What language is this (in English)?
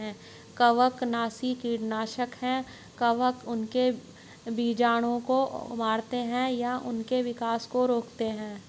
Hindi